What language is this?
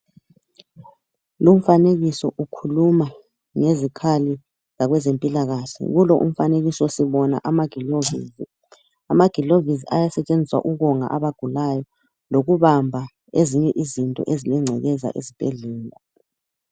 North Ndebele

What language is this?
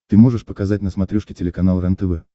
Russian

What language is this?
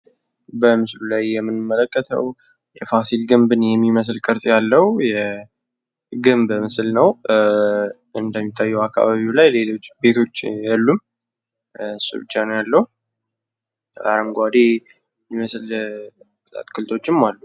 Amharic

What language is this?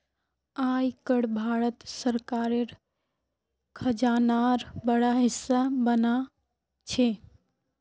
Magahi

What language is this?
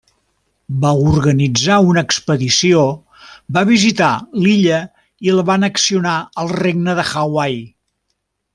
Catalan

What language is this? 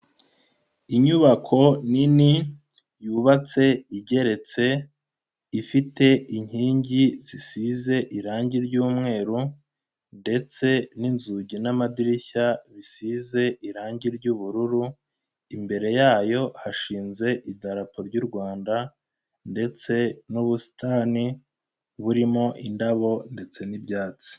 Kinyarwanda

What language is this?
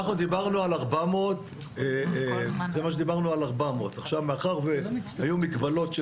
Hebrew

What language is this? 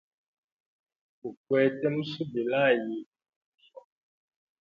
Hemba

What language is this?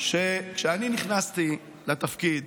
Hebrew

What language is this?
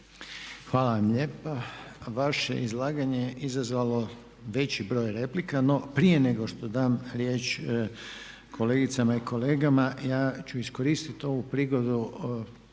Croatian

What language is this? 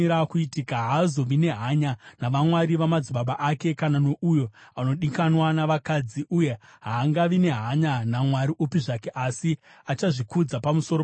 Shona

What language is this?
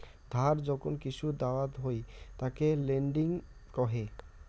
Bangla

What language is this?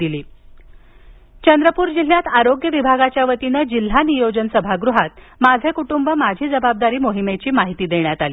Marathi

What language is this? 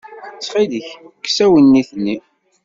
Kabyle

